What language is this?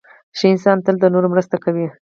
Pashto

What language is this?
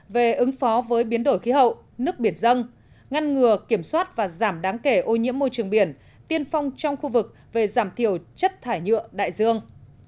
Vietnamese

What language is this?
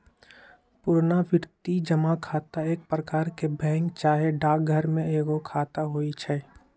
Magahi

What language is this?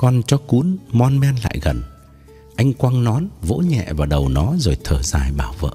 Vietnamese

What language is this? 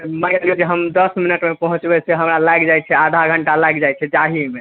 Maithili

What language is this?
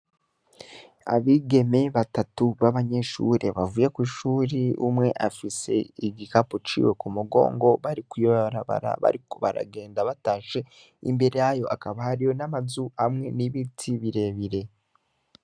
Rundi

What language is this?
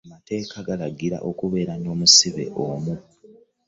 Ganda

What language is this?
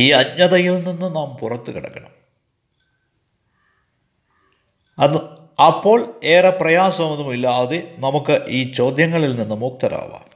Malayalam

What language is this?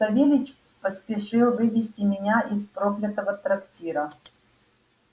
Russian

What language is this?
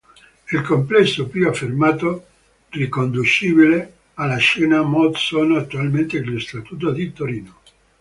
Italian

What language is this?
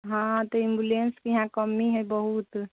Maithili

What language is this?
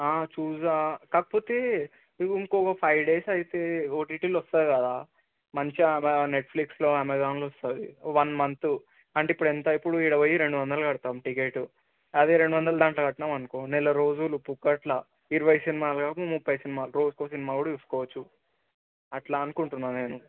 Telugu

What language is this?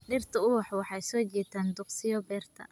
Somali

